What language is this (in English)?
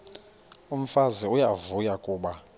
Xhosa